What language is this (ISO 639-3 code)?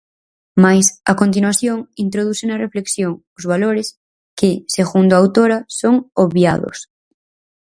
glg